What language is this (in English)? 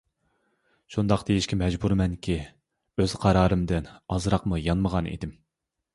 Uyghur